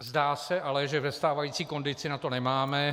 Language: Czech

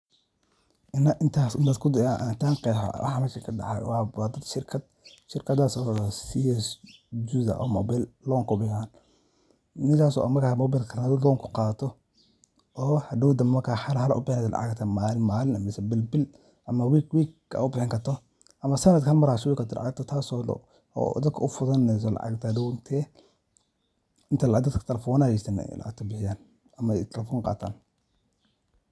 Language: Somali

